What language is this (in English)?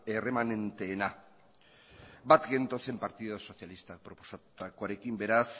Basque